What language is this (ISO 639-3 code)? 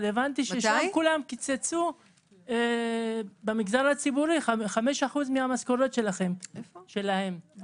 heb